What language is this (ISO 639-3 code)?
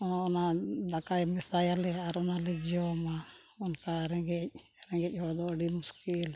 sat